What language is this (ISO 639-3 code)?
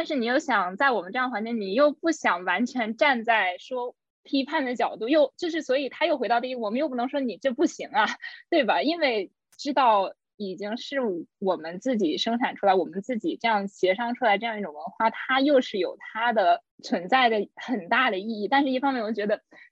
zho